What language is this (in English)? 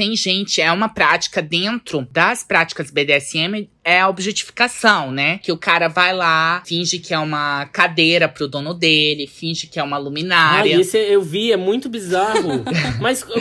Portuguese